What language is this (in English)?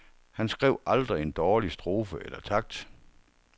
Danish